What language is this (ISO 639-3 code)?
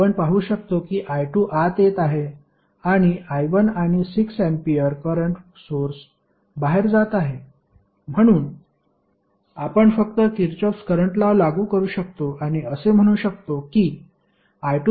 mar